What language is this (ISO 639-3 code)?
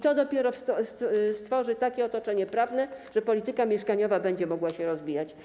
pol